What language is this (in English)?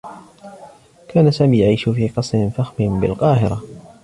Arabic